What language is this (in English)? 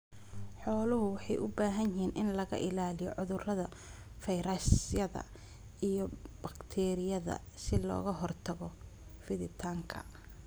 Somali